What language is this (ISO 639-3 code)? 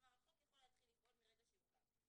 heb